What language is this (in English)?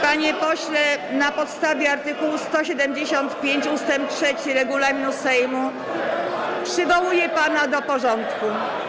Polish